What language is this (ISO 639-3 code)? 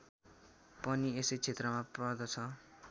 nep